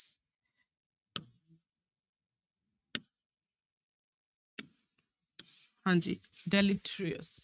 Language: Punjabi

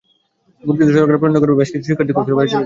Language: Bangla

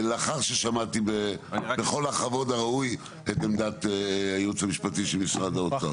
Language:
Hebrew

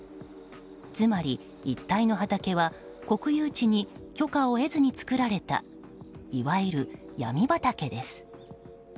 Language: Japanese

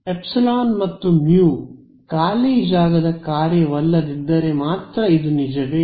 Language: Kannada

